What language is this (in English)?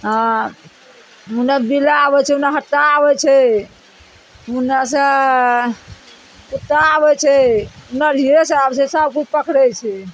Maithili